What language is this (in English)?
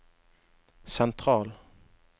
Norwegian